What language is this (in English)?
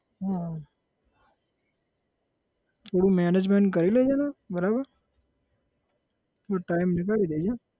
Gujarati